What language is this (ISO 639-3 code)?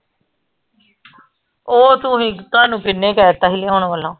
pan